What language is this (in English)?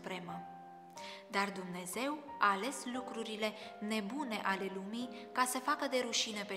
Romanian